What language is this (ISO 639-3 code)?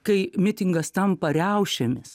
lit